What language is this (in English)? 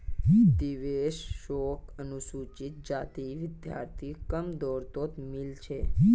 Magahi